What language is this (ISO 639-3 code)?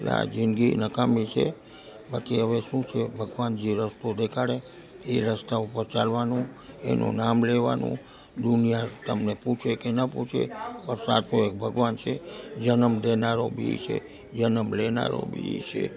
guj